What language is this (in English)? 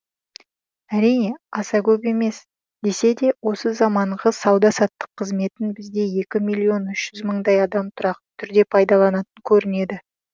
Kazakh